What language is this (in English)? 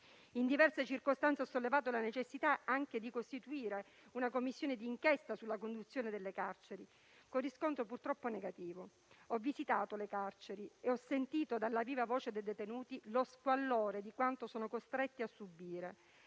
Italian